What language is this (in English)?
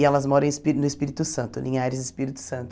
Portuguese